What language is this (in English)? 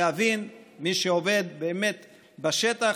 Hebrew